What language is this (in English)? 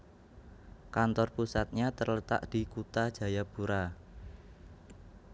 Javanese